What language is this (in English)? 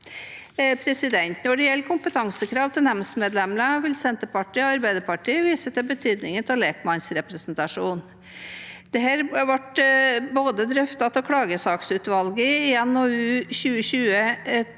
Norwegian